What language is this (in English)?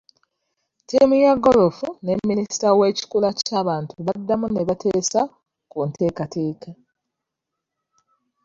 Ganda